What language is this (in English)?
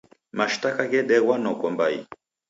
Taita